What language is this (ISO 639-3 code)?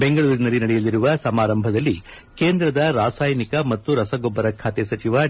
kan